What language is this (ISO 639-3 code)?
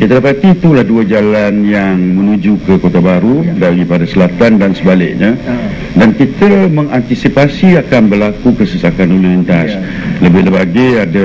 msa